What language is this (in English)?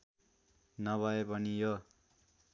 Nepali